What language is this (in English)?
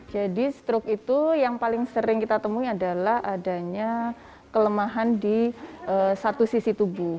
Indonesian